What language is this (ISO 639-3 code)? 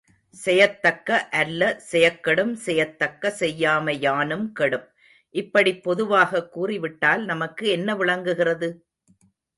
tam